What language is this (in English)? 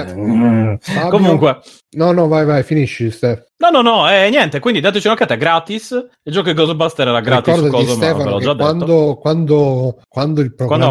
Italian